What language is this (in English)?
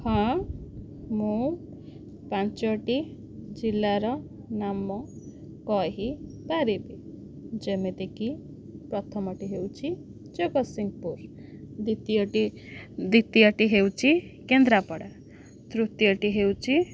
Odia